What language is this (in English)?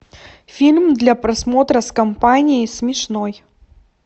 Russian